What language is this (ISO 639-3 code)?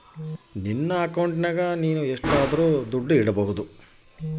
kan